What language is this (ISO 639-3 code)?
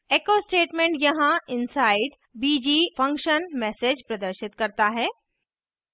hin